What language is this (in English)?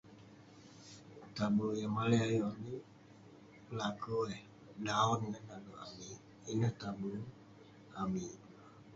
Western Penan